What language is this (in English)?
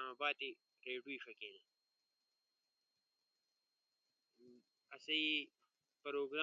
Ushojo